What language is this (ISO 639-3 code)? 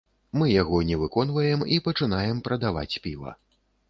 bel